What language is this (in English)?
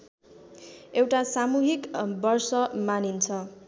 Nepali